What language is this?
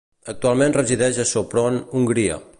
Catalan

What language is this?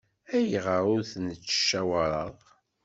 Kabyle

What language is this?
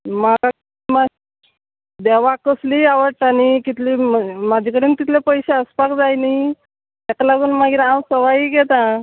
Konkani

